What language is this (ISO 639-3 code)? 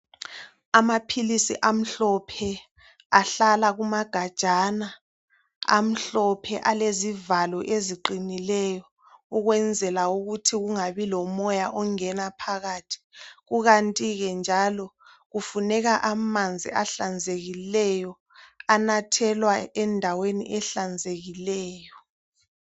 nde